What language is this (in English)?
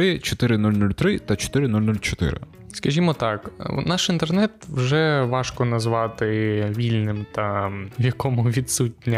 Ukrainian